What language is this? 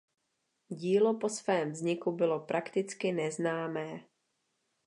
Czech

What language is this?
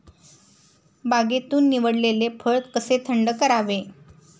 Marathi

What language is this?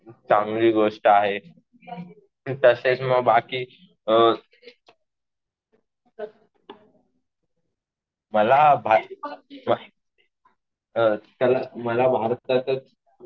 Marathi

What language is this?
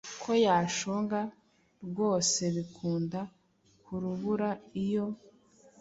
Kinyarwanda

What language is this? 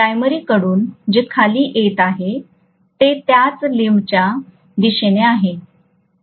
Marathi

